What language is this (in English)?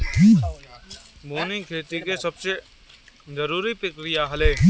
Bhojpuri